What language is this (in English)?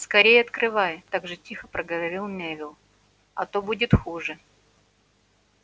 Russian